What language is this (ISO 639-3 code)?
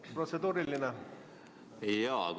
est